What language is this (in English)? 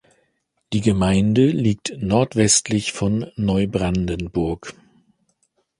German